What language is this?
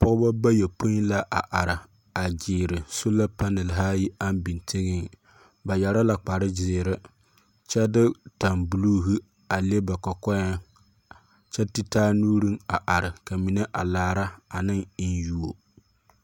Southern Dagaare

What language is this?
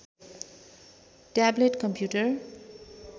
Nepali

